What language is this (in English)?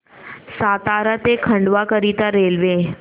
Marathi